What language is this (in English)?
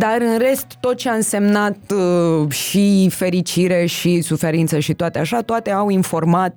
Romanian